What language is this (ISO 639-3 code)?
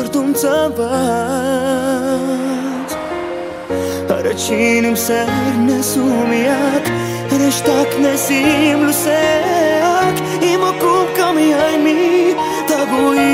bul